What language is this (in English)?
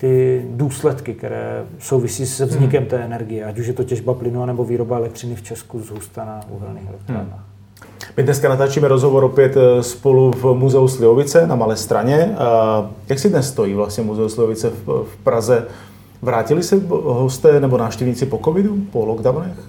Czech